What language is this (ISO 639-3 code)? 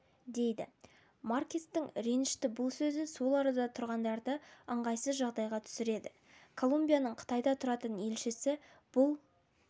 kaz